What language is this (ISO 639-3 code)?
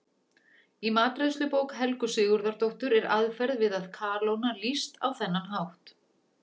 isl